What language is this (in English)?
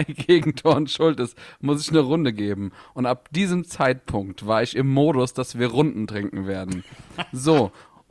German